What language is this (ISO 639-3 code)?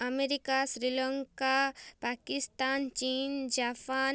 ori